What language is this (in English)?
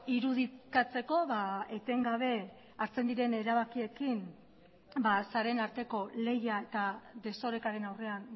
Basque